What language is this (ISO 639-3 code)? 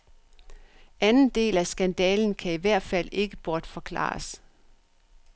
dan